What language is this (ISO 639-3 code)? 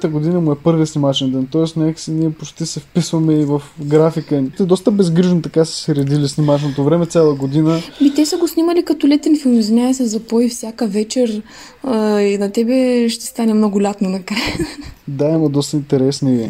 bul